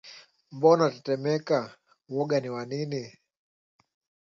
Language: Swahili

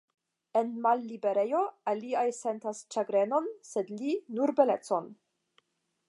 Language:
Esperanto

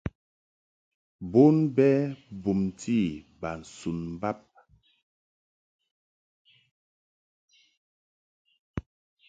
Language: Mungaka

